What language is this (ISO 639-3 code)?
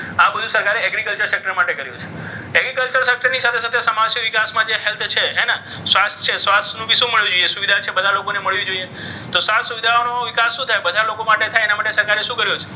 guj